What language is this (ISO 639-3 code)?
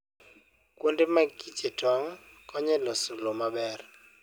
luo